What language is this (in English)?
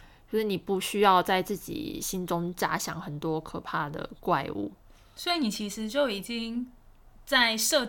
Chinese